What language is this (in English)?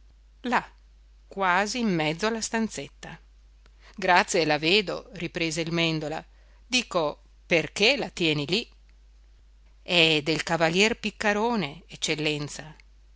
Italian